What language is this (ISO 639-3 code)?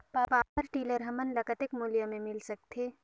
hne